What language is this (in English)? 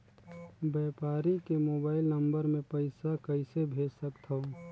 Chhattisgarhi